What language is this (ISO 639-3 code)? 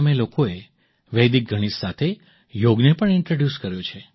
guj